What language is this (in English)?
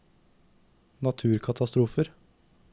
Norwegian